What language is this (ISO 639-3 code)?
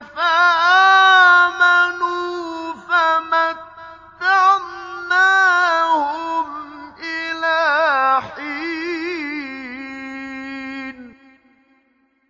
ara